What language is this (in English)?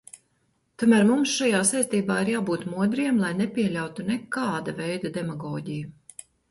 Latvian